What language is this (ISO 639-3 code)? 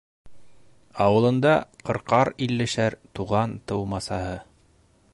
bak